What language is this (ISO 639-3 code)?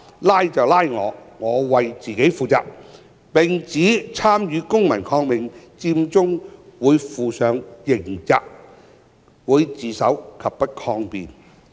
yue